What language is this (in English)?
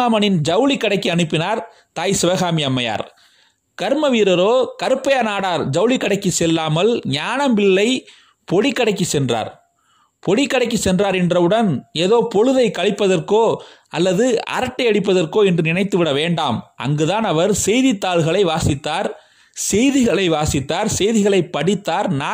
Tamil